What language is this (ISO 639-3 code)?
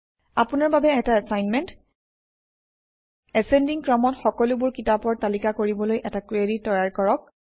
asm